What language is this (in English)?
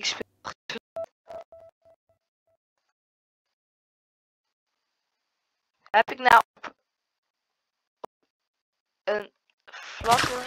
Dutch